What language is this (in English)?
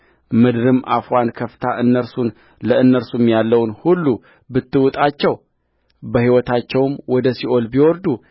Amharic